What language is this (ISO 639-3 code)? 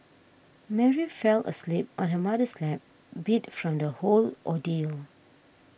eng